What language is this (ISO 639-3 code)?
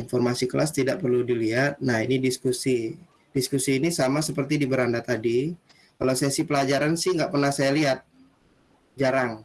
ind